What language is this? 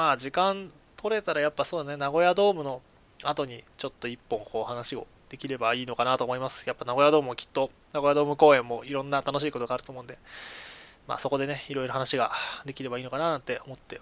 Japanese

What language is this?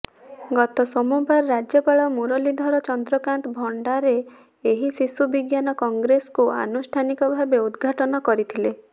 Odia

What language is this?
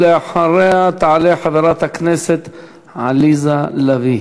Hebrew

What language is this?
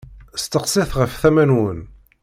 Kabyle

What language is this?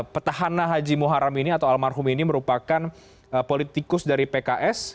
Indonesian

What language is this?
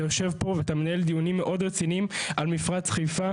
Hebrew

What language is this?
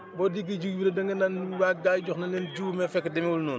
Wolof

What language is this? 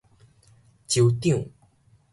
Min Nan Chinese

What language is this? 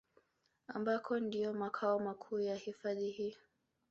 Swahili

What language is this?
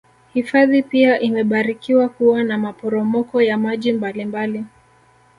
Swahili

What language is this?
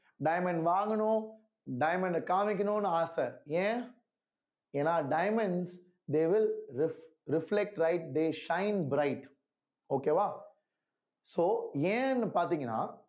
Tamil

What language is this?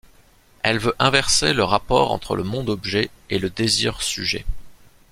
French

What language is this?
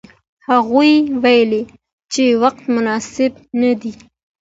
Pashto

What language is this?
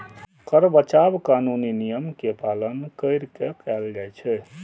Maithili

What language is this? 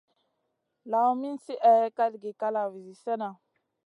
Masana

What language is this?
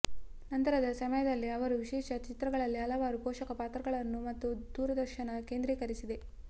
Kannada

